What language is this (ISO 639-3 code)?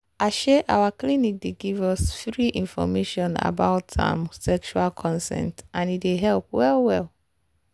pcm